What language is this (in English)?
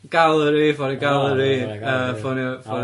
Welsh